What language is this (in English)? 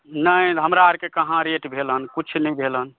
Maithili